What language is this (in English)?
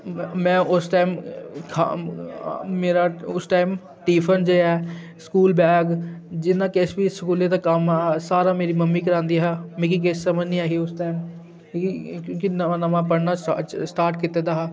Dogri